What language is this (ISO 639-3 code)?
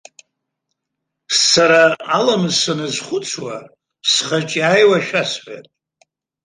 abk